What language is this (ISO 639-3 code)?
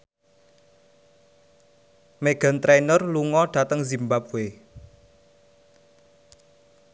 jav